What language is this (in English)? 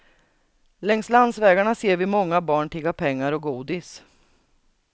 Swedish